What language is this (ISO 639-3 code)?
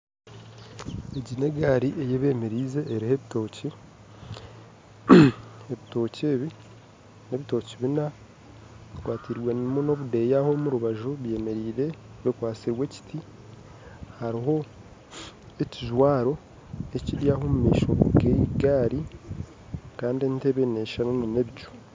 nyn